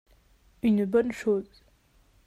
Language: French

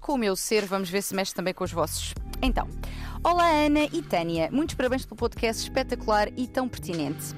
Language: Portuguese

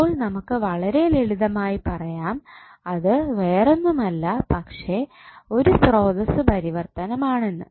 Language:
Malayalam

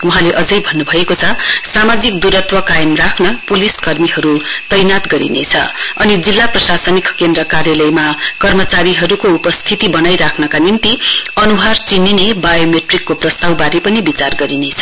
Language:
Nepali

